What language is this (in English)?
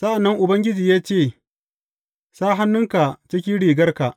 Hausa